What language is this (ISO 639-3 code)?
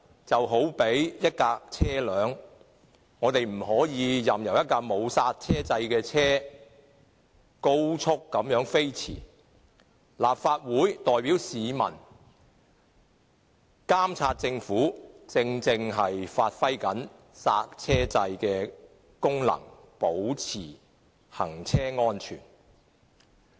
yue